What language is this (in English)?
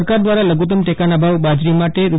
Gujarati